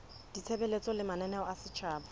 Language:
Southern Sotho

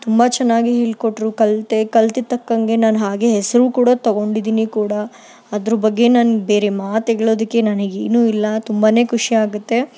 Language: Kannada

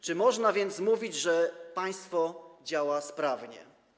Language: Polish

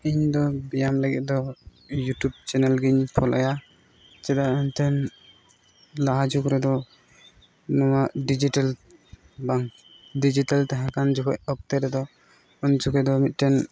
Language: Santali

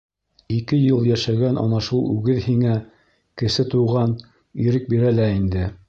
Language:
Bashkir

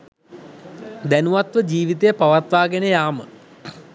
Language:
Sinhala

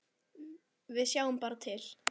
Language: Icelandic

